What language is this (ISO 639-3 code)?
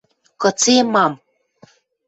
mrj